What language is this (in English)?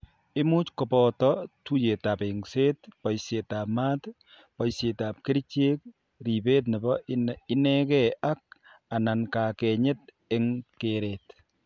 Kalenjin